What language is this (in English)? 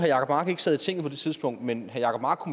Danish